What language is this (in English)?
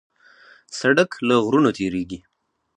Pashto